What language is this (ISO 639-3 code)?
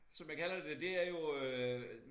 dan